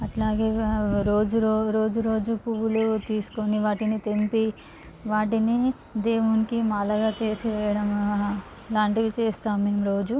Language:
Telugu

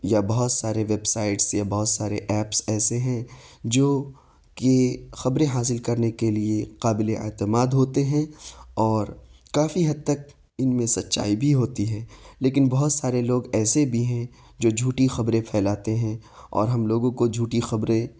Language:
Urdu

